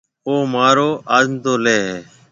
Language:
Marwari (Pakistan)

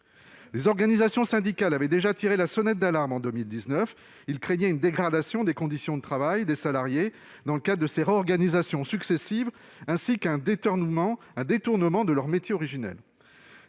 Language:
French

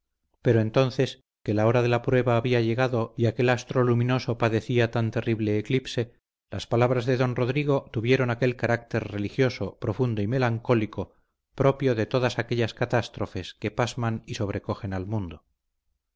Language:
Spanish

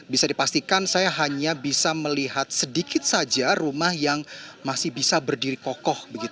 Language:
Indonesian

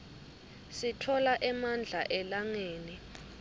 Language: Swati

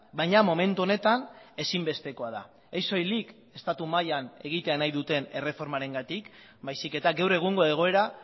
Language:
Basque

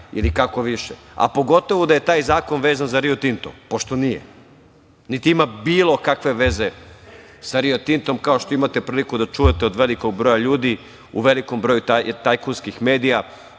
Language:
Serbian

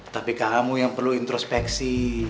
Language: Indonesian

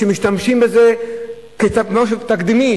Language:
Hebrew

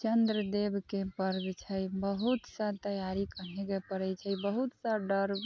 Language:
Maithili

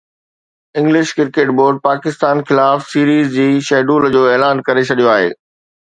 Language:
Sindhi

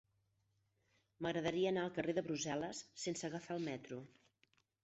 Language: Catalan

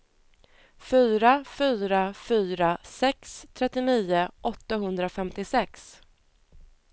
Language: Swedish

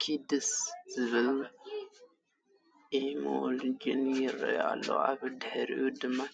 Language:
Tigrinya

